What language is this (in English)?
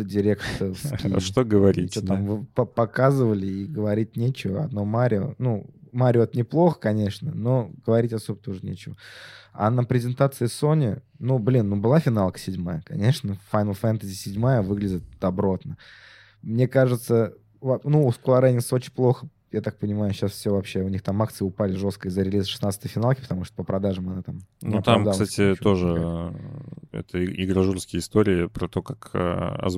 Russian